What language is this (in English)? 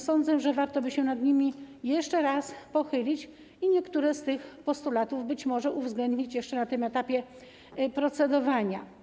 Polish